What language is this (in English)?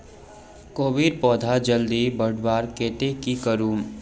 Magahi